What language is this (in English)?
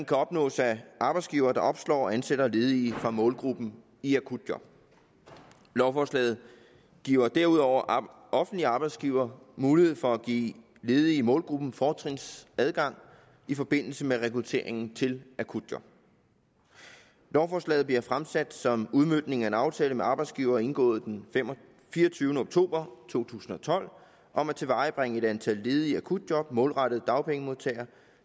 Danish